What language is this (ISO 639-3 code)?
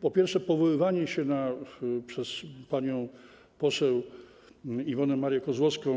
pol